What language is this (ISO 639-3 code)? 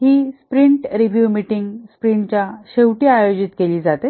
mar